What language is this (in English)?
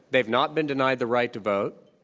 English